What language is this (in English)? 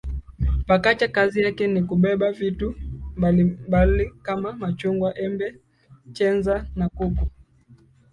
Swahili